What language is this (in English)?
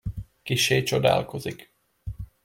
Hungarian